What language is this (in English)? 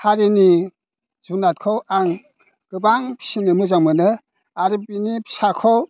Bodo